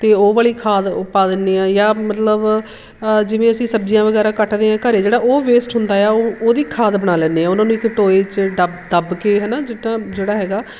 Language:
Punjabi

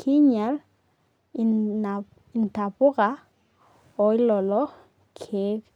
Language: Masai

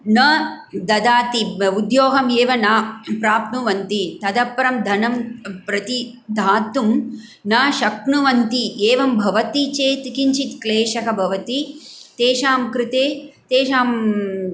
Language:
Sanskrit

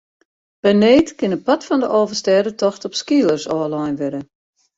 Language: Western Frisian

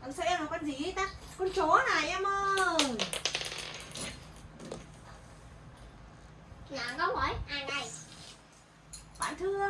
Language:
Vietnamese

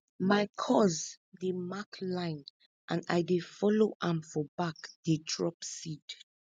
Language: Nigerian Pidgin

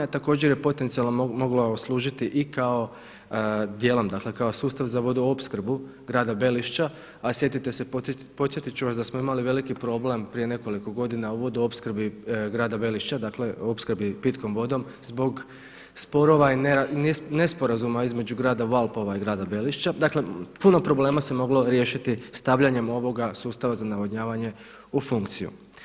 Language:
Croatian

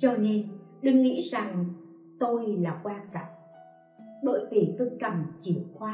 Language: Vietnamese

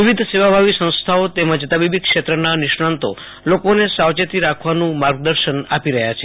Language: Gujarati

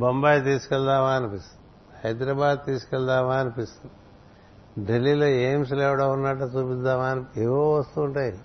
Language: Telugu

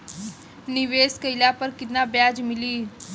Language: Bhojpuri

